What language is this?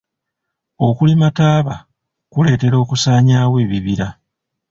Ganda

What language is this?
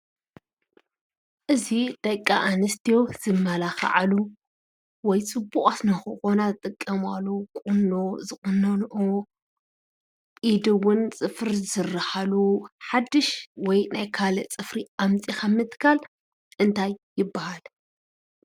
Tigrinya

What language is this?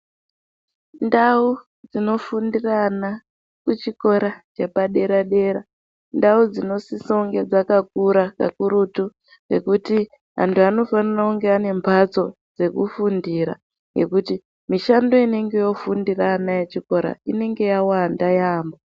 Ndau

